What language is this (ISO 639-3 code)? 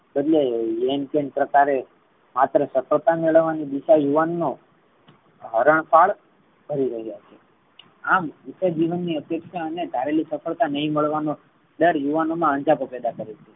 guj